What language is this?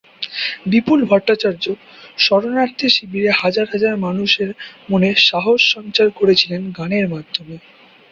Bangla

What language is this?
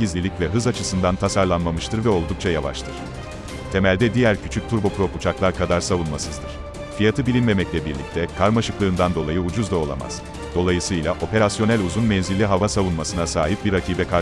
Turkish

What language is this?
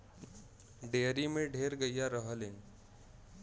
Bhojpuri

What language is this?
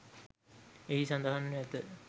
Sinhala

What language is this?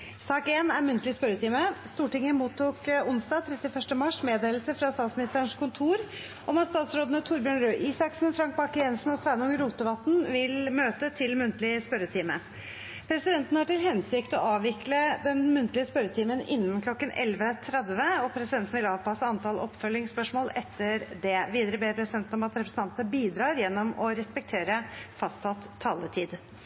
Norwegian Bokmål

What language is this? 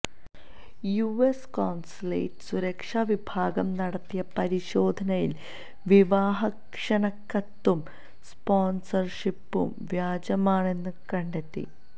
Malayalam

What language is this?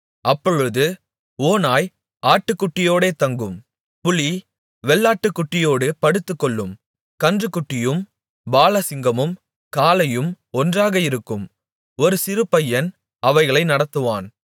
Tamil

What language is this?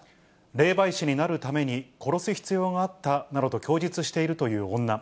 Japanese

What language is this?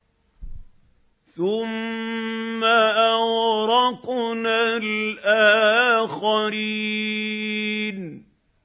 Arabic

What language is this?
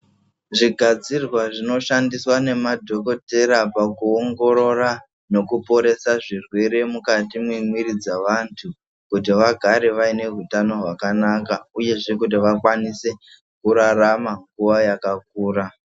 Ndau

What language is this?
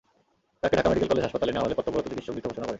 Bangla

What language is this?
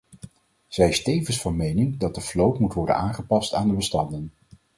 Dutch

